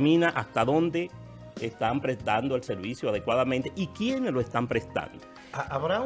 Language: Spanish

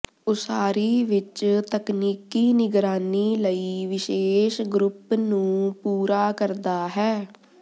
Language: Punjabi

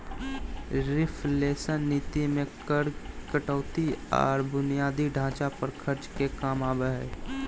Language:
Magahi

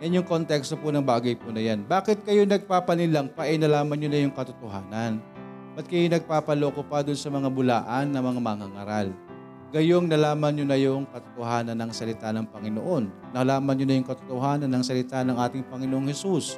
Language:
Filipino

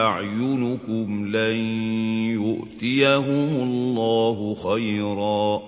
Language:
Arabic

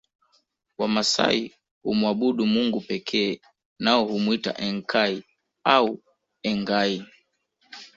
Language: Swahili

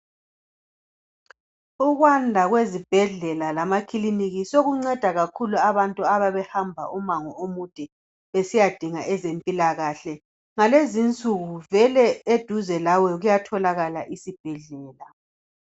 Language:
North Ndebele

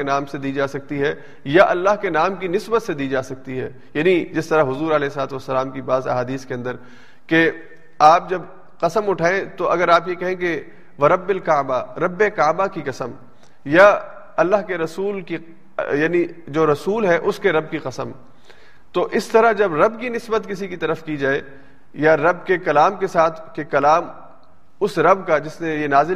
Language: Urdu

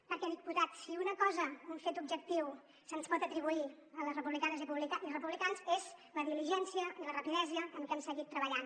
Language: Catalan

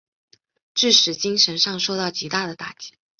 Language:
Chinese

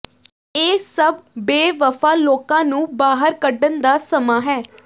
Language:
Punjabi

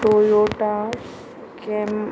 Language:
Konkani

